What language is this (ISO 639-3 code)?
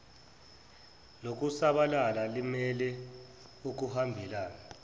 zul